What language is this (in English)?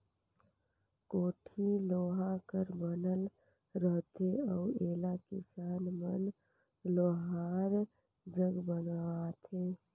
Chhattisgarhi